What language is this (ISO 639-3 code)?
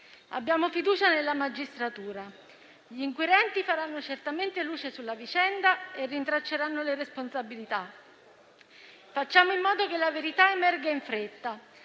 ita